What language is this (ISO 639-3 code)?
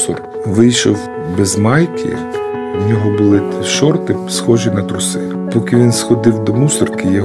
ukr